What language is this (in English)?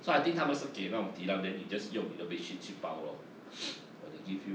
English